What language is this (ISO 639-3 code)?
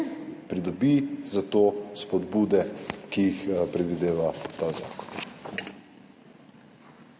slv